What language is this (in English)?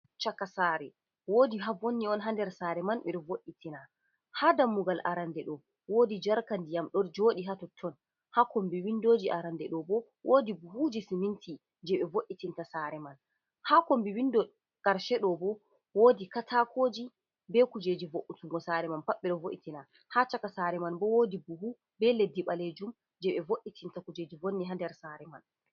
Fula